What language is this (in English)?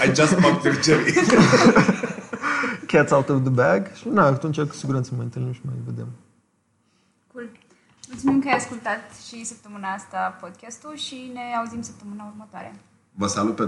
Romanian